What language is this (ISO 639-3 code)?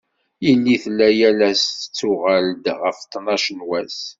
kab